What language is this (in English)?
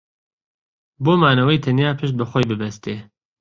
Central Kurdish